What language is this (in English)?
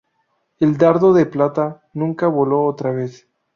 Spanish